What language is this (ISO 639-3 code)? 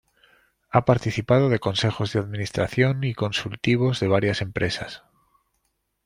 spa